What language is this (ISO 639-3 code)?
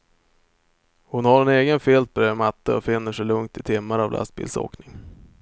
swe